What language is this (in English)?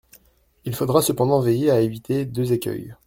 French